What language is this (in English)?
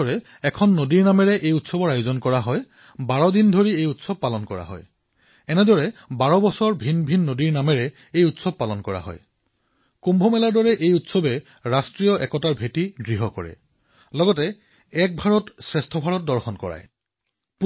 Assamese